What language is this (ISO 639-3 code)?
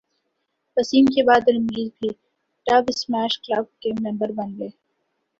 urd